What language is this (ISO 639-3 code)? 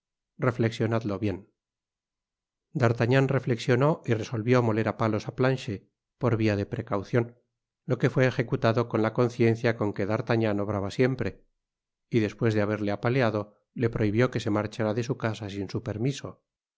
spa